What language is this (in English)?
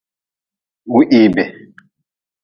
Nawdm